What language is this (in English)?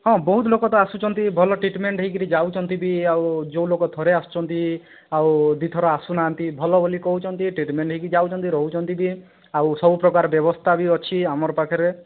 Odia